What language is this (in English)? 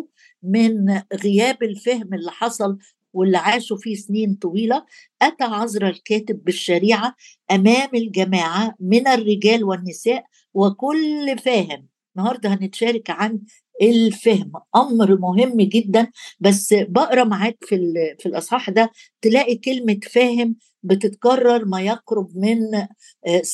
Arabic